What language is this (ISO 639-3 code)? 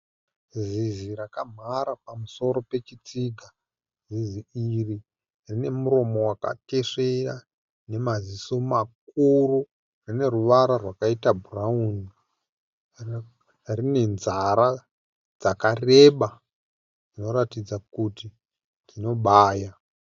sna